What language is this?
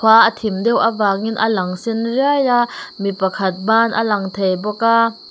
Mizo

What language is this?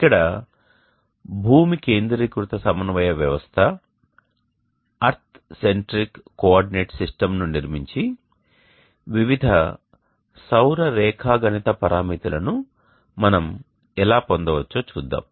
Telugu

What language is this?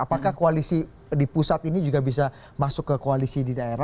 Indonesian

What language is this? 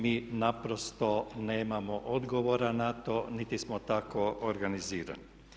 Croatian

